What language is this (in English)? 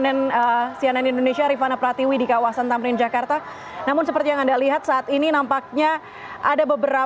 Indonesian